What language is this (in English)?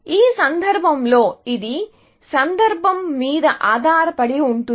Telugu